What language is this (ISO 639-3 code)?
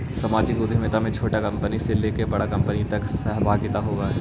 mag